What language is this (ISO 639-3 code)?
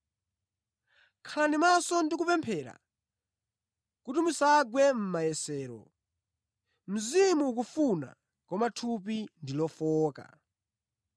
nya